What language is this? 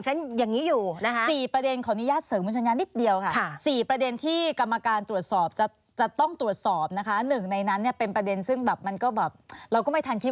Thai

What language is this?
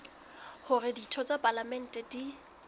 Southern Sotho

